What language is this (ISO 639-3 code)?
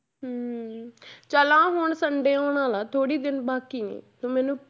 pan